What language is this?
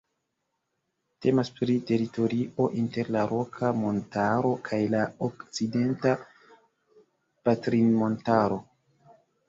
Esperanto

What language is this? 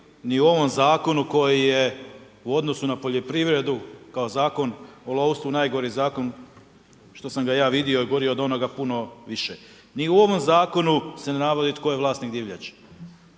Croatian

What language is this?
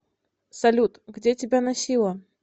Russian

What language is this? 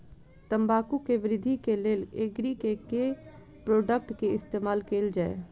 Maithili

